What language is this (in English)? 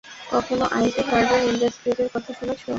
Bangla